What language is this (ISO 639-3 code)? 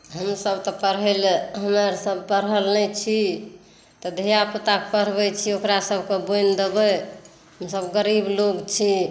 mai